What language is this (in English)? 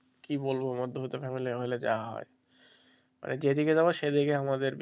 Bangla